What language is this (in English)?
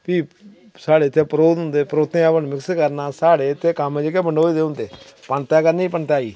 Dogri